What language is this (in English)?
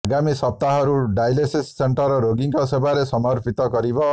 Odia